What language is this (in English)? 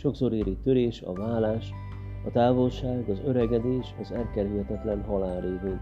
Hungarian